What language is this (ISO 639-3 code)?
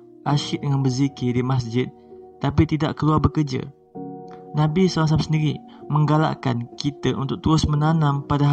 msa